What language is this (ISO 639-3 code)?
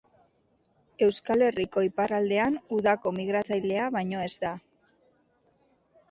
eus